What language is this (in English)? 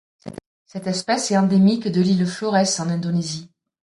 French